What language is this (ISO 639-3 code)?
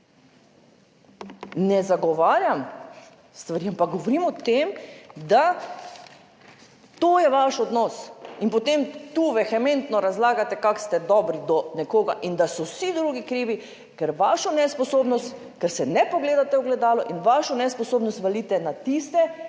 slv